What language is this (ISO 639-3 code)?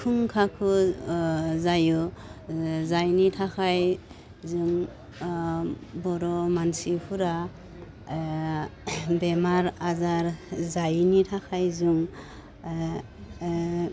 brx